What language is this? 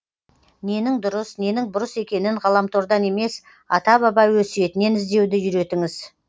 Kazakh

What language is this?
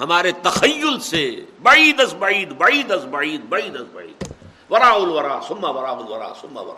Urdu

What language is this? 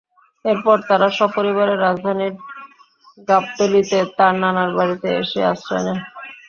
Bangla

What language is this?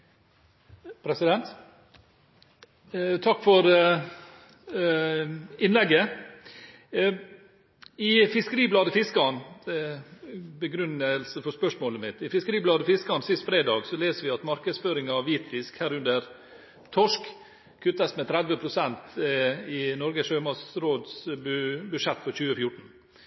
Norwegian Bokmål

